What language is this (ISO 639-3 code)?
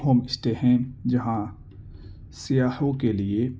urd